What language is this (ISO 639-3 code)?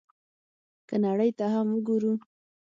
pus